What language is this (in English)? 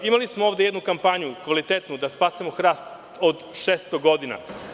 Serbian